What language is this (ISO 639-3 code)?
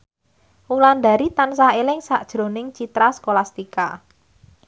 jav